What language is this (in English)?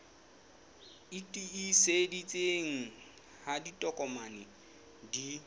Southern Sotho